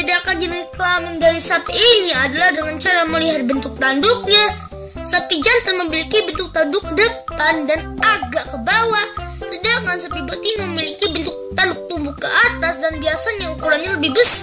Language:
Indonesian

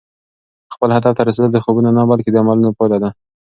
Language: Pashto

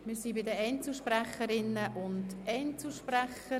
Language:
Swiss German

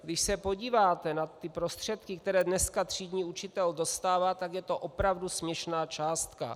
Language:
Czech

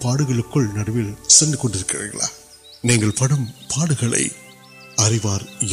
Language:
Urdu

